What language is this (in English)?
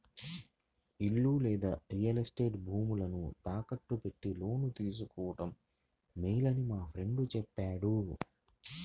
Telugu